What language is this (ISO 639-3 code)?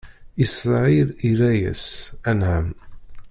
kab